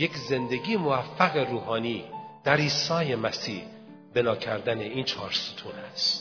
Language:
Persian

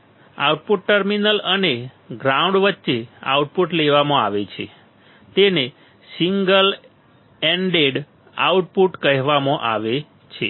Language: Gujarati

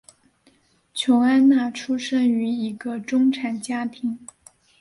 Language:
Chinese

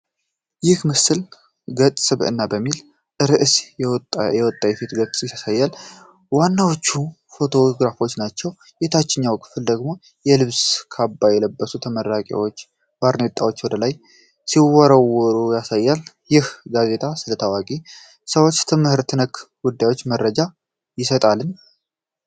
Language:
Amharic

